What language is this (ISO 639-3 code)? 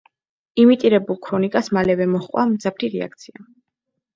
kat